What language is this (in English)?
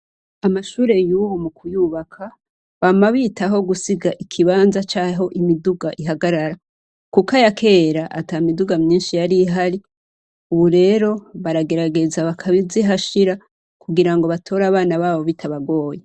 Rundi